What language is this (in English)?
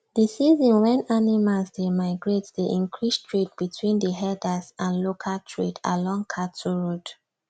Nigerian Pidgin